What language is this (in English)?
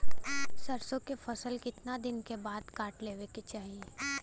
Bhojpuri